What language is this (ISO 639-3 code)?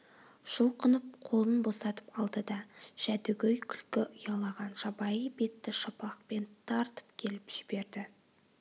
kaz